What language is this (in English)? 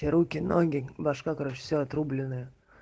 Russian